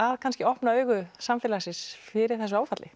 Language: Icelandic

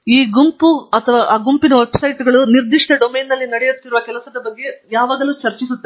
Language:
Kannada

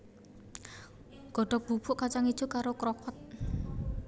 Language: Javanese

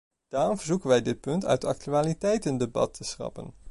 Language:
Dutch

